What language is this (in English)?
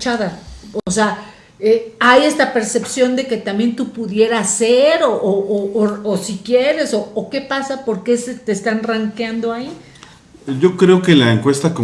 Spanish